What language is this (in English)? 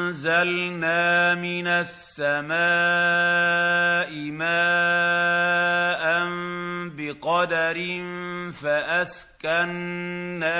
Arabic